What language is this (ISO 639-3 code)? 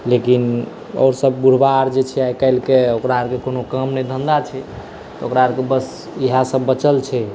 mai